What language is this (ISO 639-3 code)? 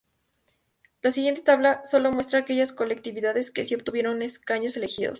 spa